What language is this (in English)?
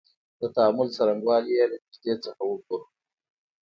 Pashto